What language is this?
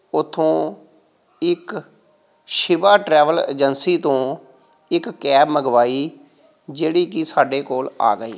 Punjabi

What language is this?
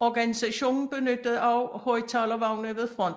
Danish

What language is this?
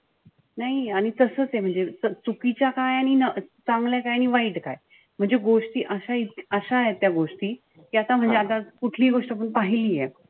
Marathi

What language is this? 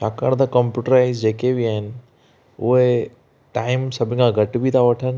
Sindhi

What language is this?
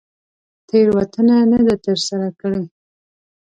Pashto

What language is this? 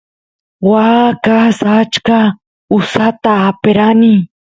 Santiago del Estero Quichua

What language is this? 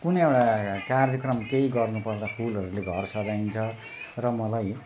Nepali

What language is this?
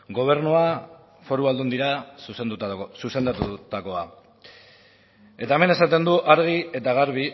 Basque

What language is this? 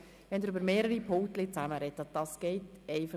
Swiss German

